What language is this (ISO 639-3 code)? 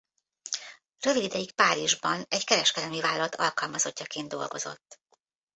hun